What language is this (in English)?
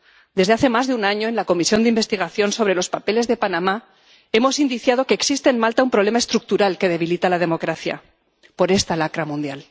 Spanish